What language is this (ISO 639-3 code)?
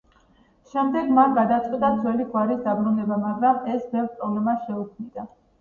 kat